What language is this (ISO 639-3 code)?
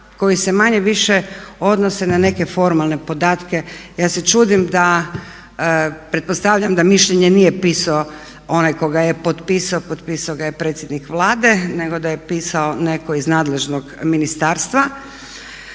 hrv